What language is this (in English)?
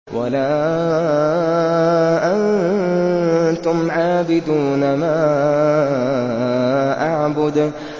Arabic